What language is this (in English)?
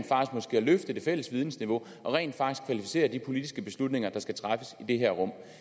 Danish